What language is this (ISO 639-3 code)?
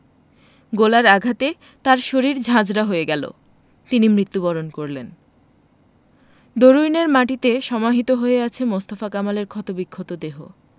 ben